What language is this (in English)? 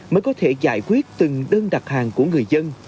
Vietnamese